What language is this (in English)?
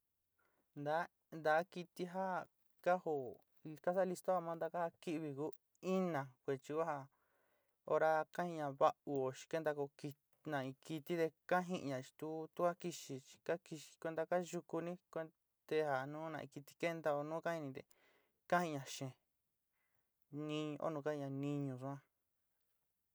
Sinicahua Mixtec